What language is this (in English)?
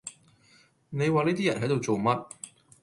Cantonese